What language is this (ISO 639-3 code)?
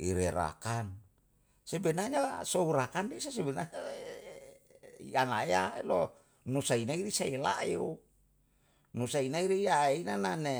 jal